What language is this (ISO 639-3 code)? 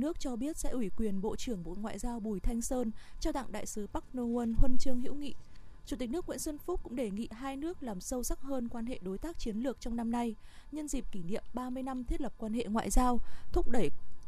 vie